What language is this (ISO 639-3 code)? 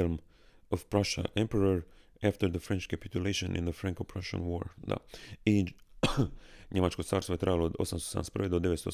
hrv